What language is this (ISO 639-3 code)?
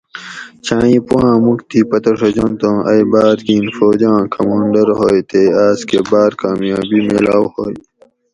gwc